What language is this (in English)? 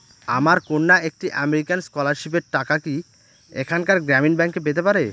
Bangla